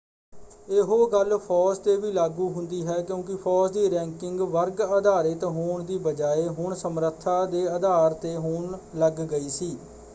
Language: Punjabi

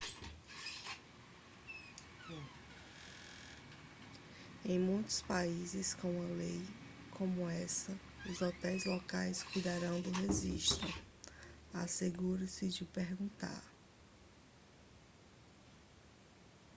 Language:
Portuguese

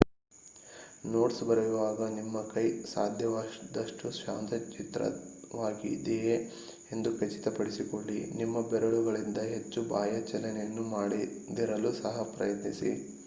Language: Kannada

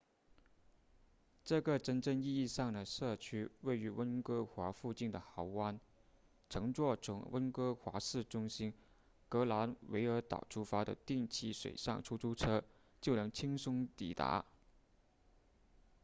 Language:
Chinese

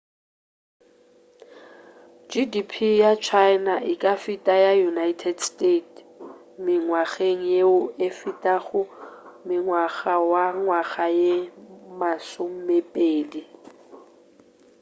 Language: Northern Sotho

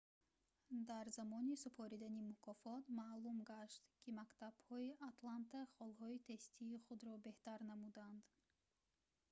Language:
Tajik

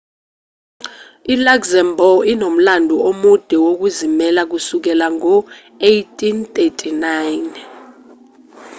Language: Zulu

